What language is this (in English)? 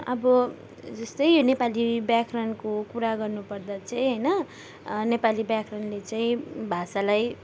Nepali